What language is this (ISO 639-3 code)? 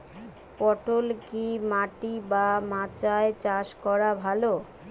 ben